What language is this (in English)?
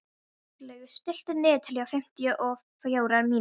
Icelandic